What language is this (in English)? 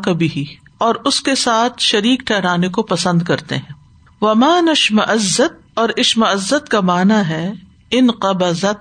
Urdu